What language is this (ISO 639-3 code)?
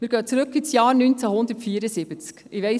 gsw